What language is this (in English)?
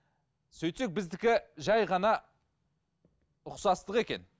Kazakh